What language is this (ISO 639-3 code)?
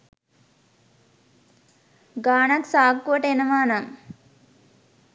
sin